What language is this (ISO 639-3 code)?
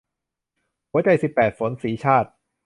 tha